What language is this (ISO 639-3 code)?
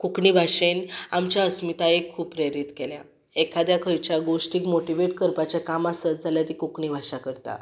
kok